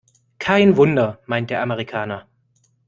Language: German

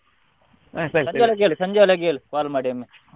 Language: Kannada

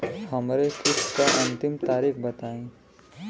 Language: Bhojpuri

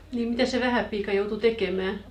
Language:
Finnish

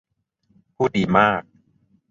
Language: Thai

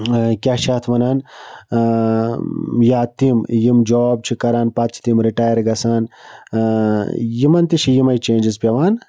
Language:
Kashmiri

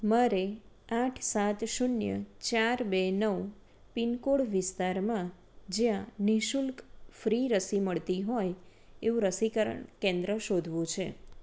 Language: Gujarati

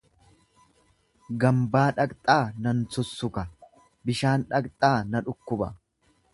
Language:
Oromo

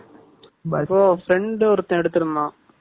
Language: Tamil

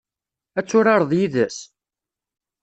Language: Kabyle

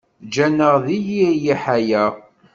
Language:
Kabyle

